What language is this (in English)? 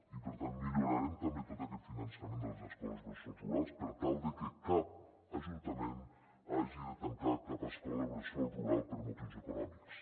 Catalan